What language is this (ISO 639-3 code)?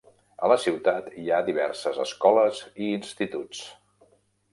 cat